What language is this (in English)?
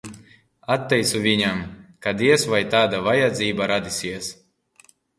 Latvian